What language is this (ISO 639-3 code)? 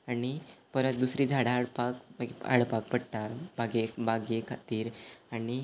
kok